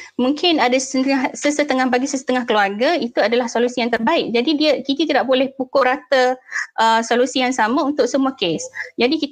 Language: Malay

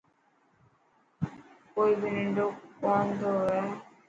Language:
Dhatki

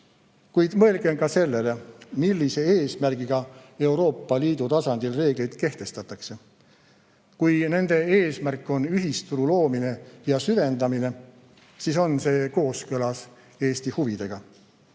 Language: Estonian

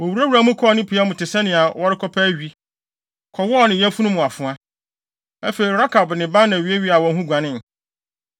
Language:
Akan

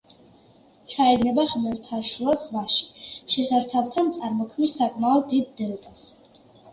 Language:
Georgian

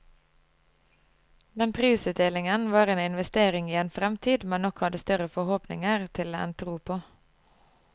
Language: Norwegian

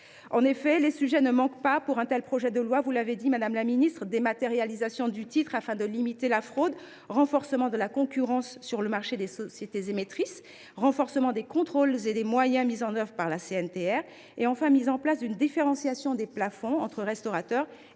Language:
French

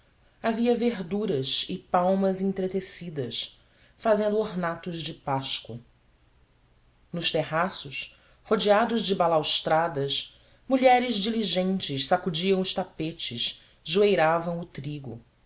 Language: Portuguese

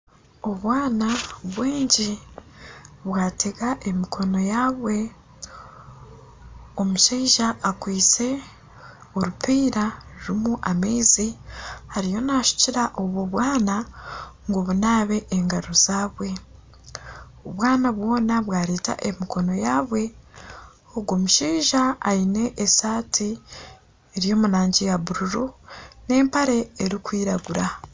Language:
Nyankole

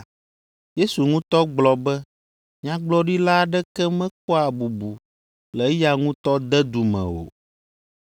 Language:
Ewe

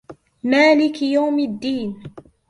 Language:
Arabic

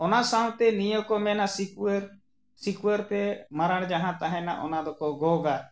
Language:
Santali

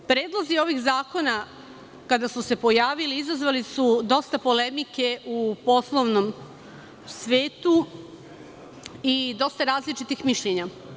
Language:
Serbian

